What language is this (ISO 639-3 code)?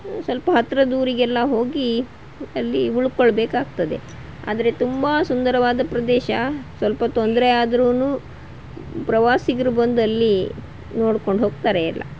kan